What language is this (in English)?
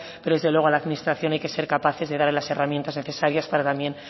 Spanish